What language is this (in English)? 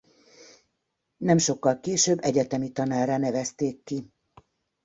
Hungarian